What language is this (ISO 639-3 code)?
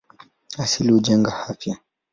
swa